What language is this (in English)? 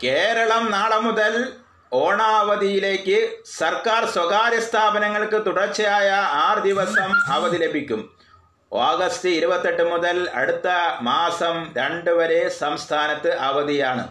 Malayalam